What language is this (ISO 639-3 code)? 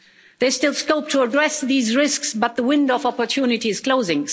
eng